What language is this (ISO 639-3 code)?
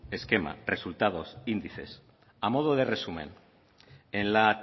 spa